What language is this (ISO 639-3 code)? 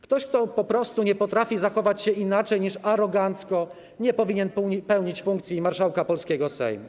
pol